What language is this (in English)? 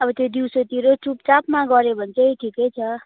Nepali